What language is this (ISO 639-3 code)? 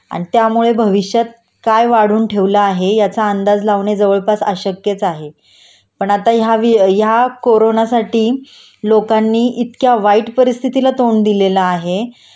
mar